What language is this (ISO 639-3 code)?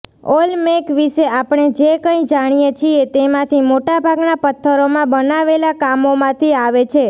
guj